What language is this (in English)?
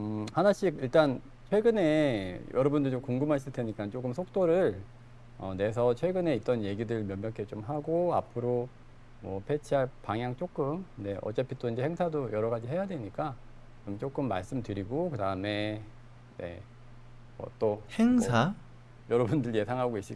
Korean